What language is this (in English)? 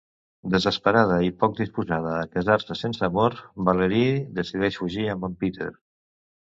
Catalan